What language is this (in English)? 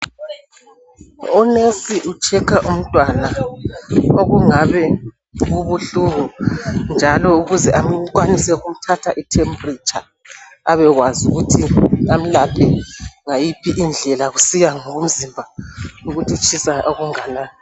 North Ndebele